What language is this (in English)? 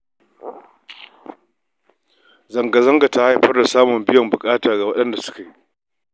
Hausa